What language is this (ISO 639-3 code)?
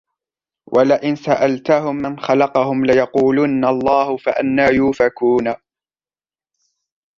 ara